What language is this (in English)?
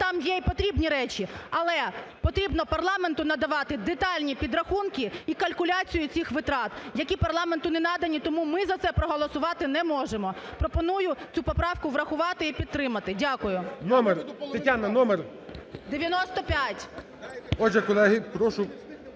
Ukrainian